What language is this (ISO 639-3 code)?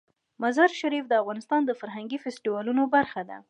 pus